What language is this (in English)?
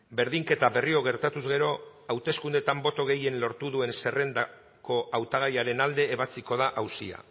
Basque